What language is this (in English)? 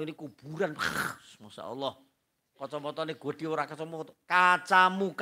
Indonesian